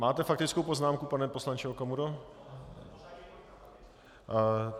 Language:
Czech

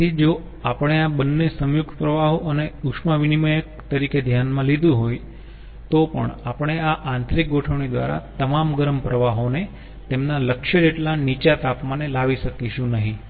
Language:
Gujarati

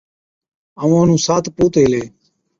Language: Od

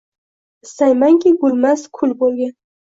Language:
Uzbek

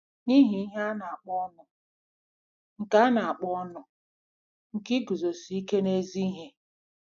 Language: Igbo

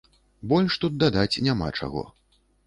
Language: Belarusian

